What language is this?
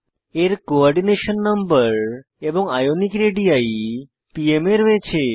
Bangla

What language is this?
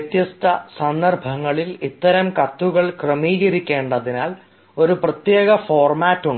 Malayalam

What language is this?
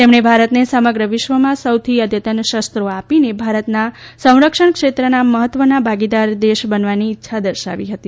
Gujarati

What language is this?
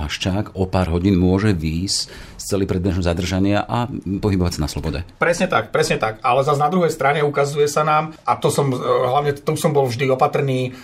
Slovak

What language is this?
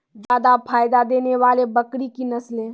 Maithili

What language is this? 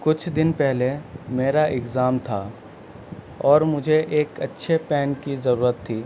Urdu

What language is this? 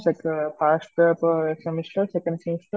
Odia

